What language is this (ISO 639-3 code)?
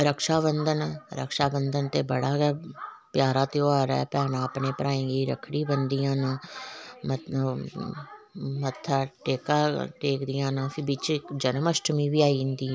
doi